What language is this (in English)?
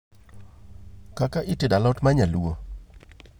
Luo (Kenya and Tanzania)